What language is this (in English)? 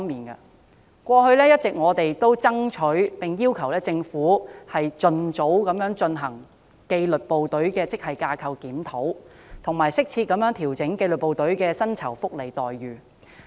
Cantonese